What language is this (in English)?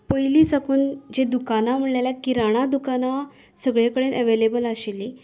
Konkani